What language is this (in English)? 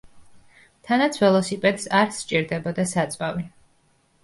Georgian